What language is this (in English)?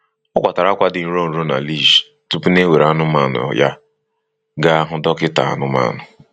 Igbo